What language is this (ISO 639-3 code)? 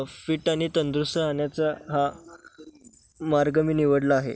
mar